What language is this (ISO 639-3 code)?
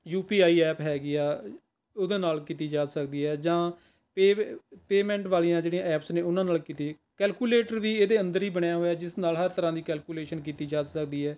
pan